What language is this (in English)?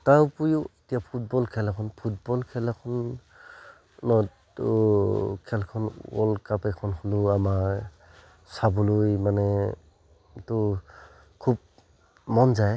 Assamese